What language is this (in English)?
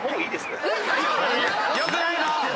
Japanese